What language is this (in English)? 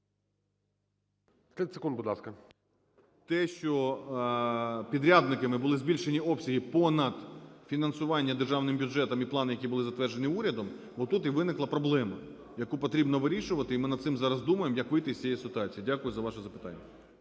Ukrainian